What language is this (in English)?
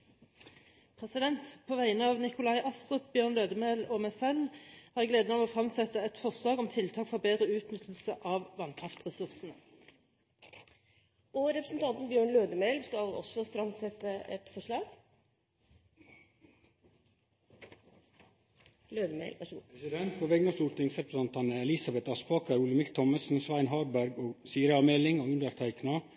Norwegian